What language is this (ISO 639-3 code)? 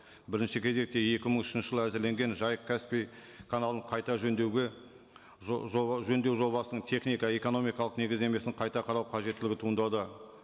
kaz